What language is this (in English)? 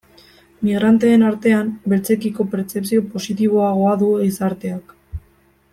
Basque